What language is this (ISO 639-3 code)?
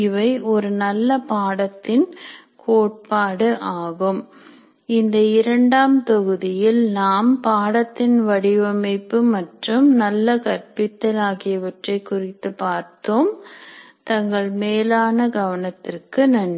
tam